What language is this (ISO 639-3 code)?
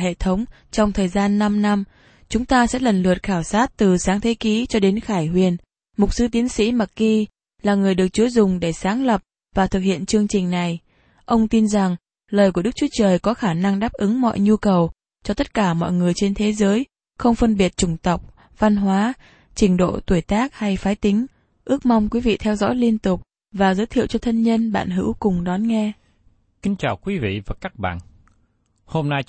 vie